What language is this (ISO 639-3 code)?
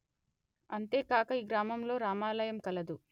tel